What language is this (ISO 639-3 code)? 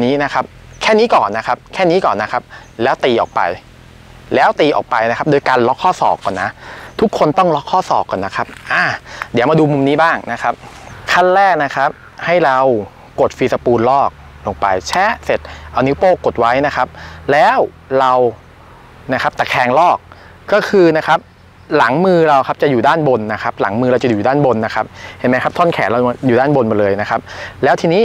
tha